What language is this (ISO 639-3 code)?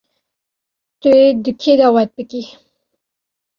kur